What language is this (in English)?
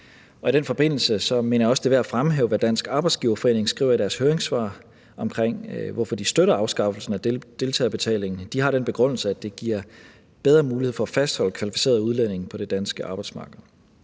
Danish